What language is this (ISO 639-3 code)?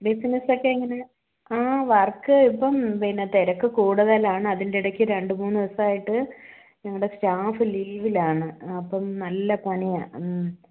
mal